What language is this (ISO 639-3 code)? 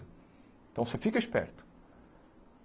por